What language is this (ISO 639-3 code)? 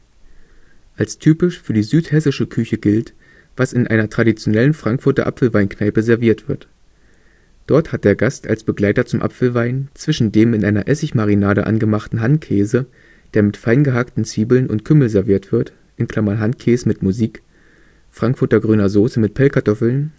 deu